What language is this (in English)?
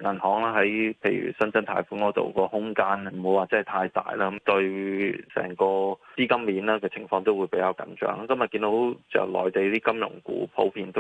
Chinese